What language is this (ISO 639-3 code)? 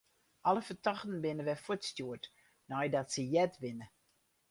fry